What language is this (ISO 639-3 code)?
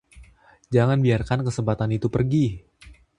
ind